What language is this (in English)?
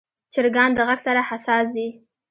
Pashto